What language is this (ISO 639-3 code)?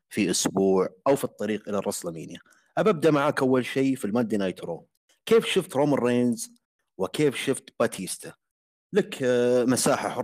ara